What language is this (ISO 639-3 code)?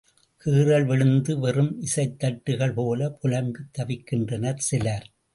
tam